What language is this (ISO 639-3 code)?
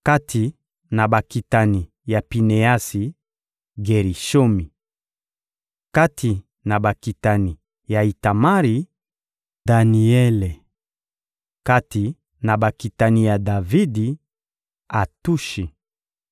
lin